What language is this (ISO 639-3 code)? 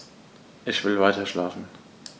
deu